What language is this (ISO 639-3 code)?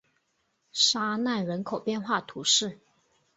zho